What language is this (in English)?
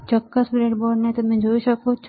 Gujarati